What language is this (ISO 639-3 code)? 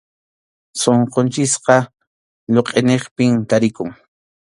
qxu